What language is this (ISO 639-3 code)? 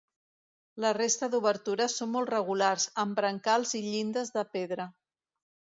cat